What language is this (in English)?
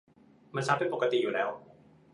Thai